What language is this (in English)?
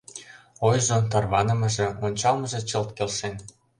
Mari